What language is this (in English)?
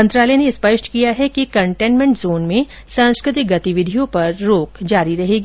Hindi